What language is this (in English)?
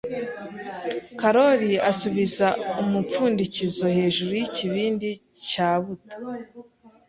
Kinyarwanda